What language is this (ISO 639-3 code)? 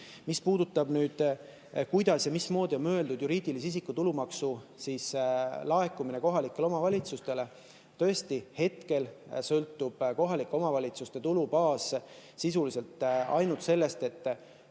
est